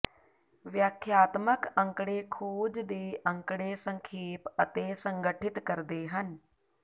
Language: Punjabi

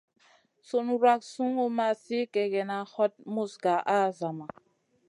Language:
Masana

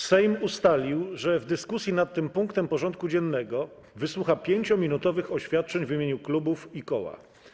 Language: Polish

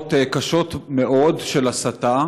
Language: Hebrew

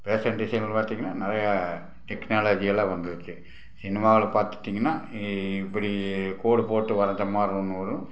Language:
Tamil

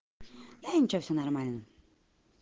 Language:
Russian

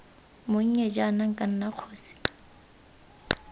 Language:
Tswana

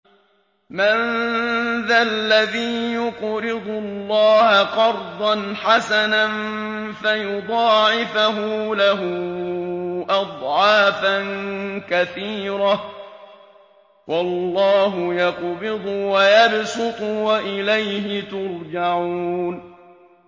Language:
Arabic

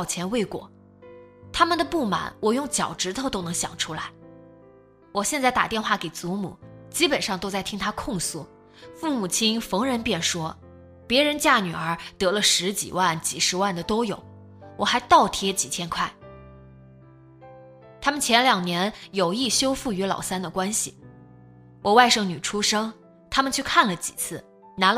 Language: Chinese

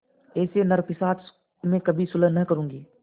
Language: Hindi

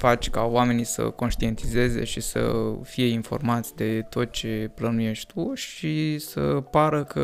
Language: Romanian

